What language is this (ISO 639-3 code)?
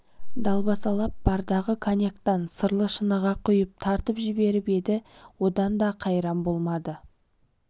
kaz